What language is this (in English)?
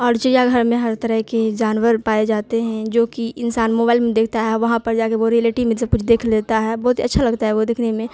Urdu